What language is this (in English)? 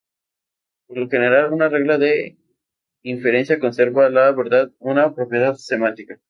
Spanish